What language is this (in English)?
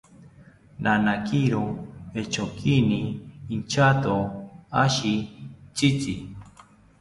South Ucayali Ashéninka